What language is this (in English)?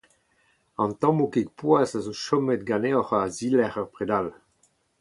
Breton